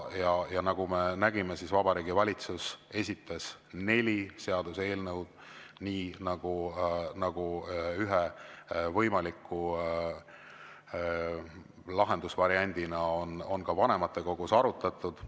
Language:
Estonian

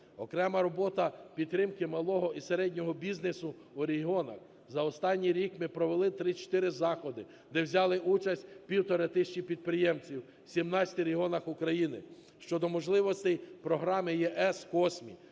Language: Ukrainian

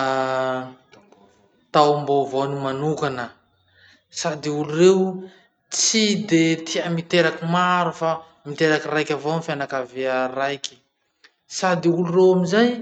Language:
Masikoro Malagasy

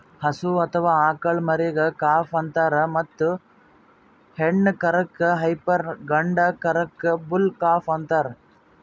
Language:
Kannada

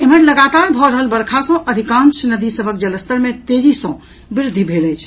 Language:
Maithili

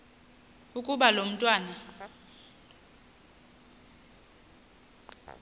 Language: Xhosa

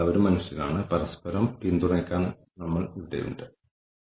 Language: Malayalam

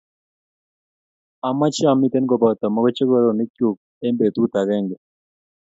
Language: Kalenjin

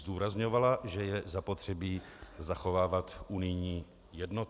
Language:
Czech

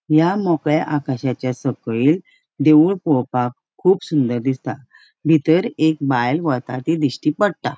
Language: Konkani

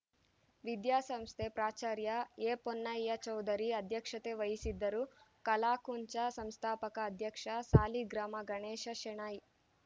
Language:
Kannada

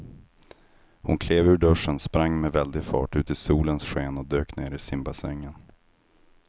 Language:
Swedish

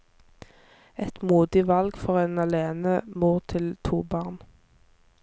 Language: Norwegian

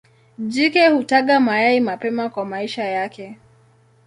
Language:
Swahili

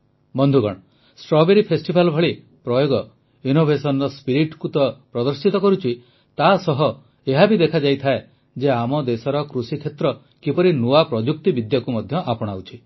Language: Odia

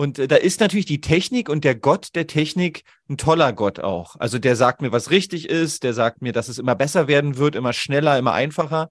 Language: German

